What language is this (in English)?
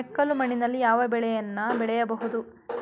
Kannada